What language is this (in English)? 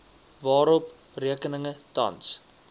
Afrikaans